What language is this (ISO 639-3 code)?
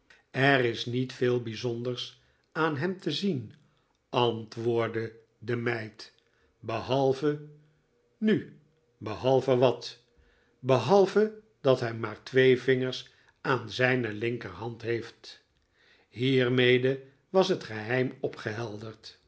nld